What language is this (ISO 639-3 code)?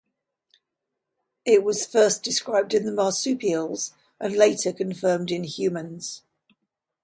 eng